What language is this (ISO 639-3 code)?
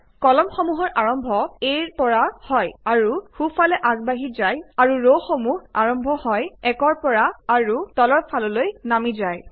asm